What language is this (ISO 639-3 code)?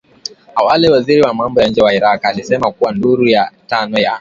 swa